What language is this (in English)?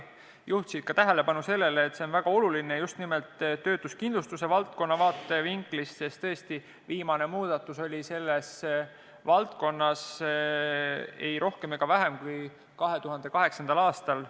Estonian